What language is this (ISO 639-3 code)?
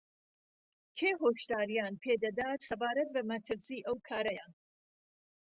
ckb